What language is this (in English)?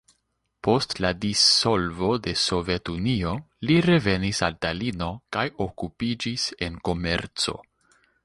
Esperanto